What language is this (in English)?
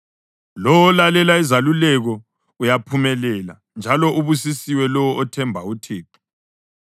North Ndebele